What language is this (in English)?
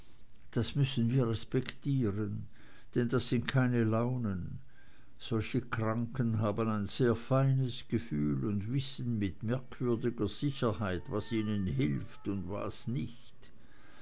German